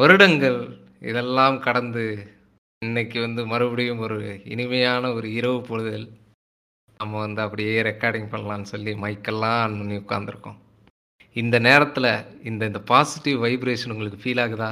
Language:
Tamil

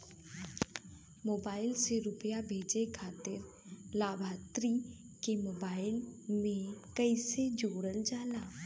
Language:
Bhojpuri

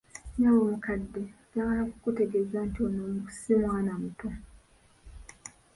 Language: Ganda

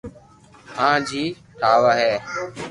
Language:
Loarki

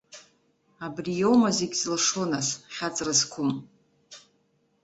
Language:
Abkhazian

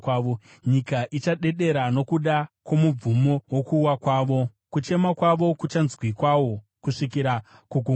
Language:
Shona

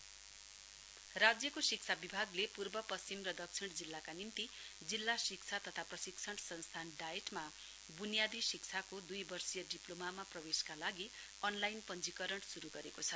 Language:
Nepali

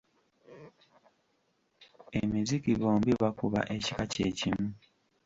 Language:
Ganda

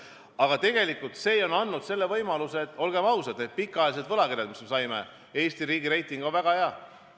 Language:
Estonian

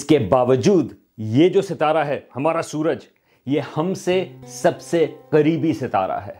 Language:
Urdu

